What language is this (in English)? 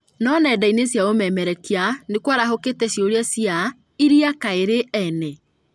Kikuyu